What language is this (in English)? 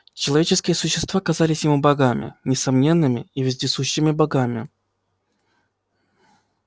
Russian